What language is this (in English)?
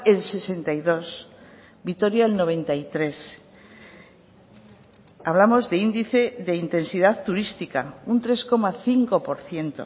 Spanish